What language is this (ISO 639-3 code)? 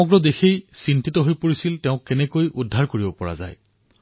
asm